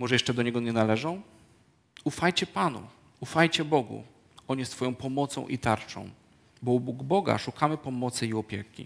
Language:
Polish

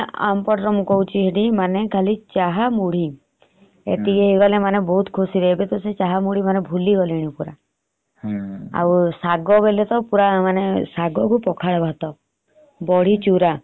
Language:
Odia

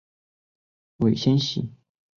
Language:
Chinese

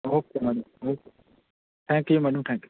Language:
Punjabi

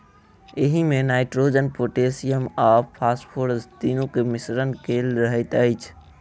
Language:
Maithili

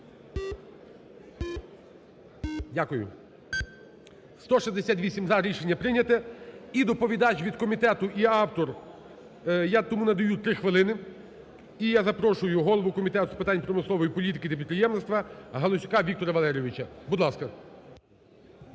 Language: Ukrainian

